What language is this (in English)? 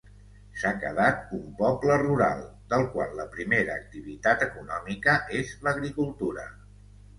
Catalan